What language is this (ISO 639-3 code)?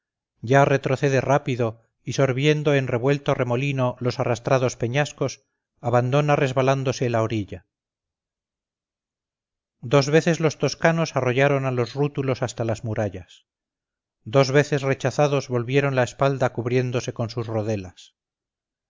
spa